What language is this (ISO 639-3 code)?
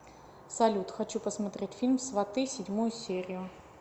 rus